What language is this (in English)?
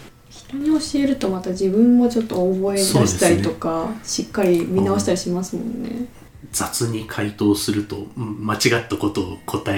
Japanese